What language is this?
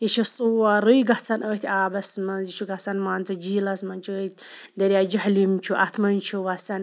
Kashmiri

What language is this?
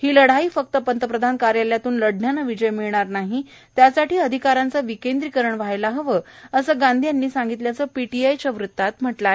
Marathi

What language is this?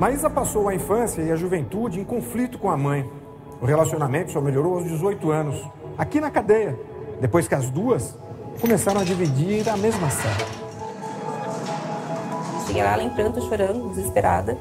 Portuguese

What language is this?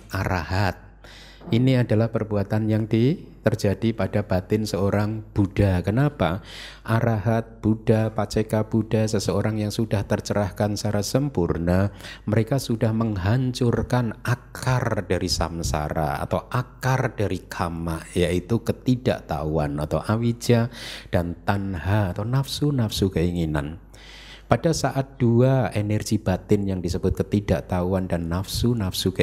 Indonesian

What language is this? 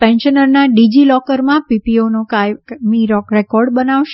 Gujarati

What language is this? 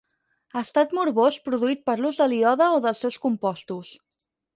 Catalan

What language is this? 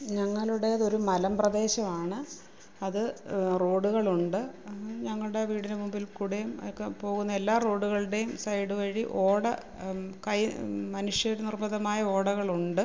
Malayalam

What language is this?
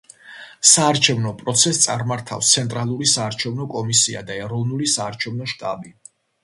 Georgian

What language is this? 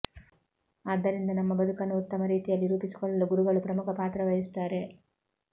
Kannada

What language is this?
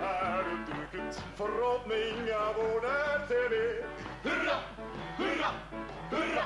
Norwegian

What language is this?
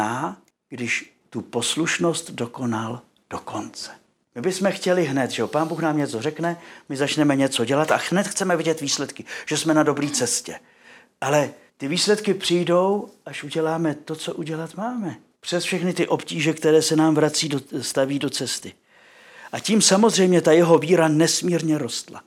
Czech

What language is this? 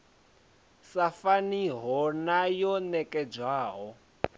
Venda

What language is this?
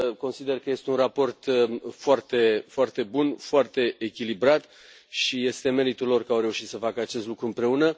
Romanian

